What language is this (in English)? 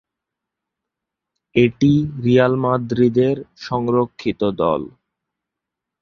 Bangla